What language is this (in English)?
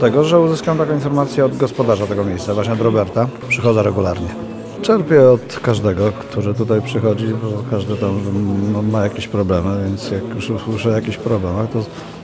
Polish